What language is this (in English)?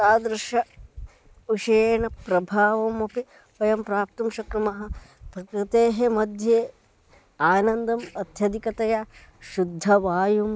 Sanskrit